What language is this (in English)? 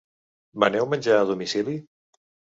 Catalan